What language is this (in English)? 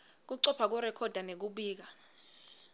Swati